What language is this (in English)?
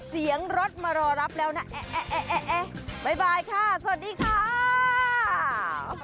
Thai